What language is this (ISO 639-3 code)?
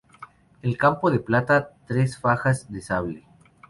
spa